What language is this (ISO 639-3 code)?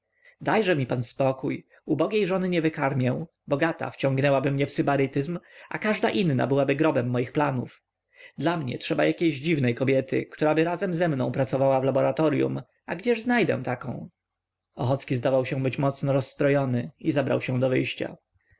pol